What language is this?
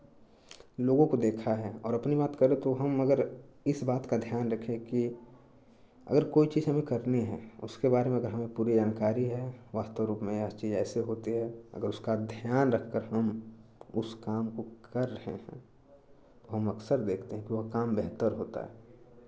Hindi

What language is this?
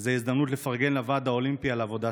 Hebrew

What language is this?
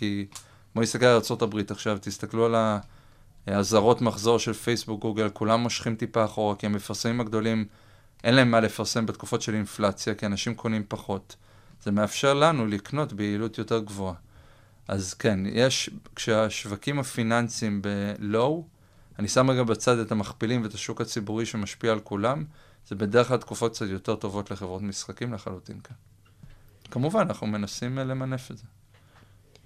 Hebrew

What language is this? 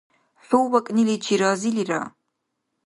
Dargwa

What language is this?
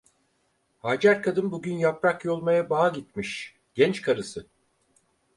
Turkish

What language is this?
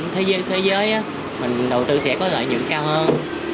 Vietnamese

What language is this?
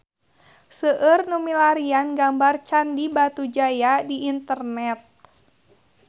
Sundanese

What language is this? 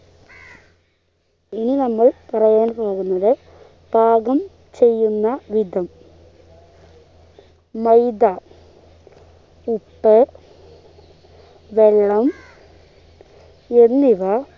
Malayalam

